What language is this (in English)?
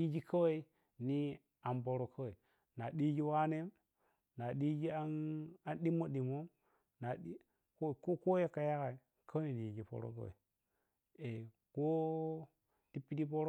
Piya-Kwonci